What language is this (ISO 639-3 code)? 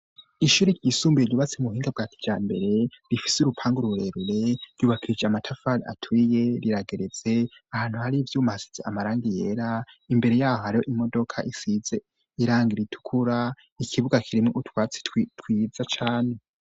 run